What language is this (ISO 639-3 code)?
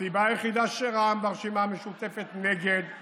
heb